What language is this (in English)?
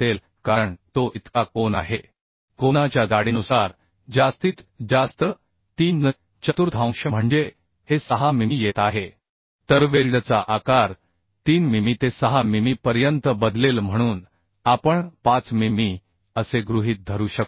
Marathi